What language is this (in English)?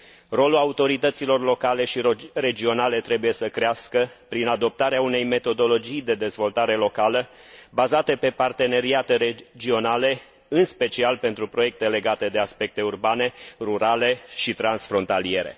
Romanian